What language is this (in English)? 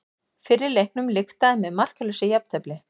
Icelandic